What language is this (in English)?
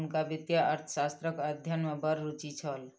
Maithili